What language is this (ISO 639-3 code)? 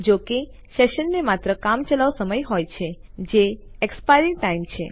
guj